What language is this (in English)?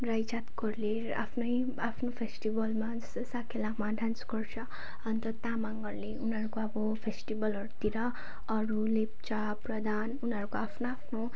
Nepali